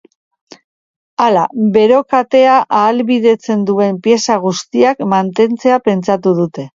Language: Basque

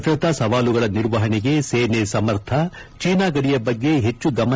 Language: Kannada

